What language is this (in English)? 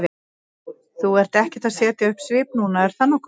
Icelandic